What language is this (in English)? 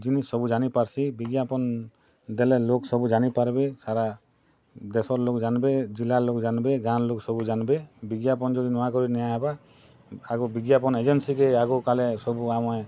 Odia